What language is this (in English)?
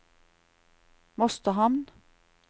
Norwegian